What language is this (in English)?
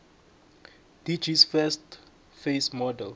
South Ndebele